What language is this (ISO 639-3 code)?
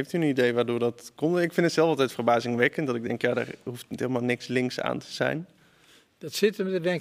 nld